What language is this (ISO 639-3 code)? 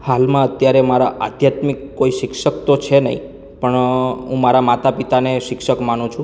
guj